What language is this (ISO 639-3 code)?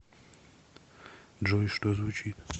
rus